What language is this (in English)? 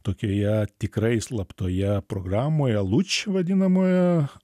Lithuanian